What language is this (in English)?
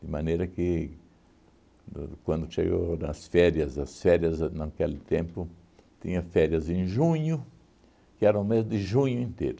Portuguese